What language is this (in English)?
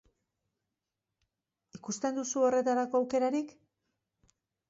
Basque